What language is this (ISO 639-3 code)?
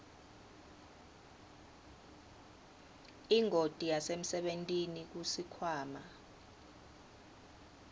ssw